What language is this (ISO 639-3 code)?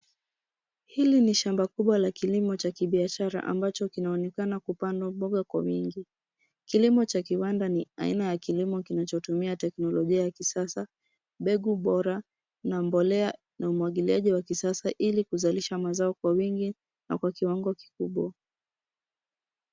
swa